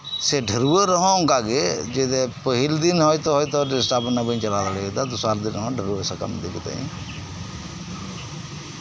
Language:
Santali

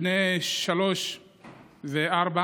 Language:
Hebrew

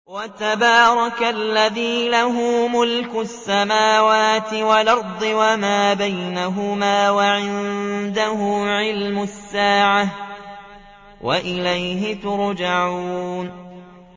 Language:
Arabic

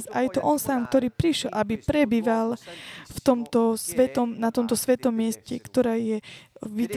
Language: Slovak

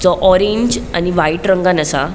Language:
Konkani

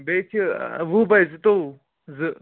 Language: Kashmiri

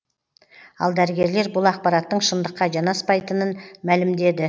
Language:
Kazakh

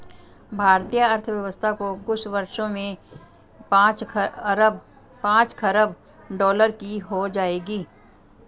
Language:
Hindi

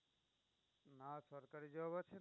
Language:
Bangla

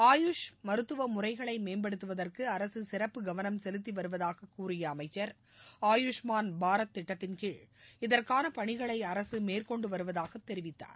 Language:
Tamil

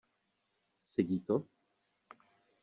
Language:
Czech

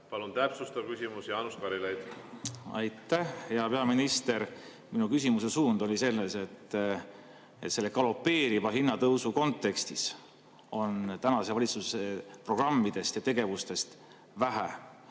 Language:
Estonian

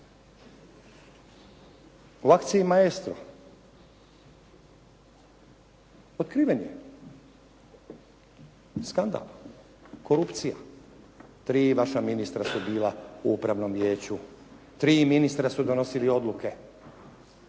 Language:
Croatian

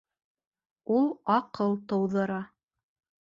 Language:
Bashkir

